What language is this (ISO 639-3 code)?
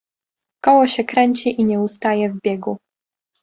pol